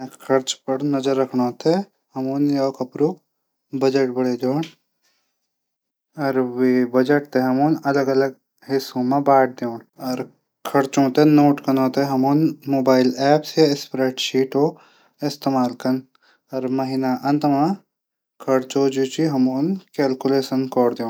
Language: Garhwali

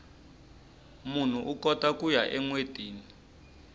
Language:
Tsonga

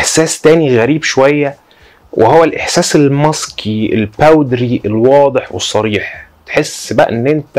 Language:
Arabic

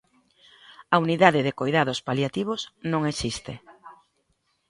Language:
Galician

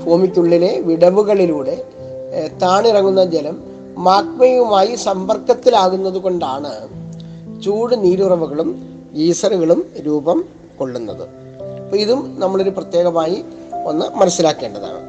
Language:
Malayalam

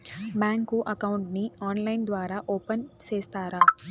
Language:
Telugu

